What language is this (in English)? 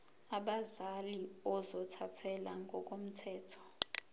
Zulu